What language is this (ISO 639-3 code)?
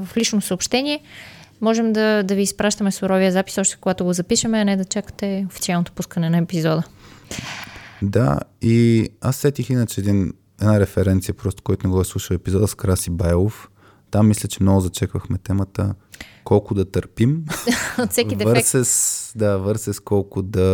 bul